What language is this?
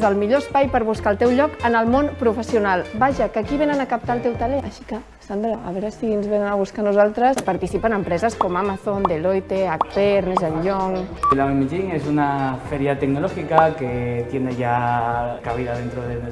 Catalan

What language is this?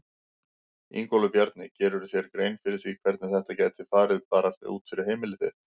Icelandic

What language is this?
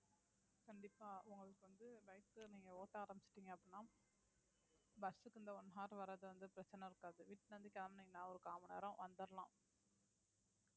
Tamil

